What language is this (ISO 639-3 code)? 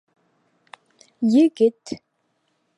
bak